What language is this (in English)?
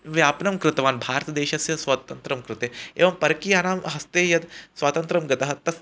Sanskrit